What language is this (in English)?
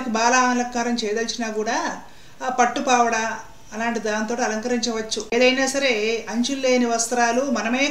Telugu